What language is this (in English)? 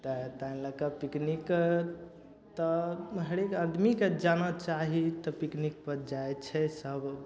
Maithili